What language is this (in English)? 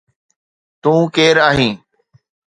Sindhi